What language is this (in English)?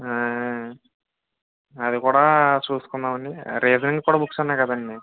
Telugu